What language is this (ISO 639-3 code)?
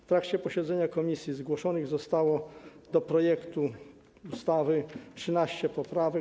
pol